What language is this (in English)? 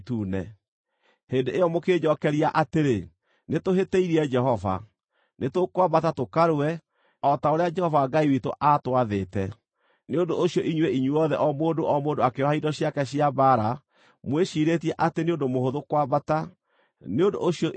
Kikuyu